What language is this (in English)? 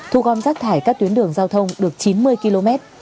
Vietnamese